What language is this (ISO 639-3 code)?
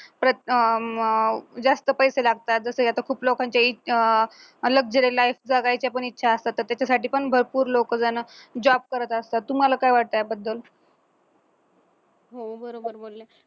mar